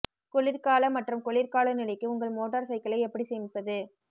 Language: Tamil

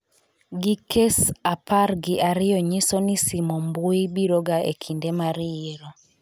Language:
Luo (Kenya and Tanzania)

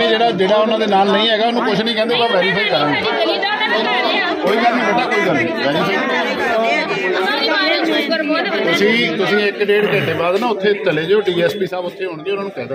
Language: Hindi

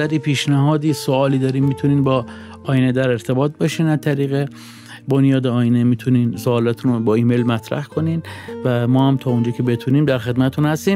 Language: Persian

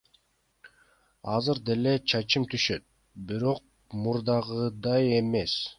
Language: Kyrgyz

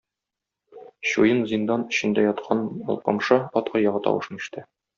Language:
Tatar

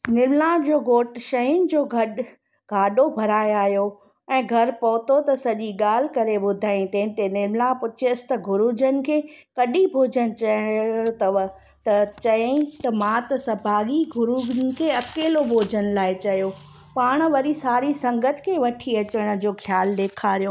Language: Sindhi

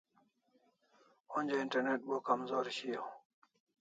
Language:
Kalasha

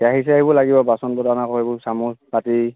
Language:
Assamese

